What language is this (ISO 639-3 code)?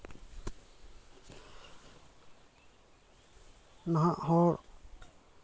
sat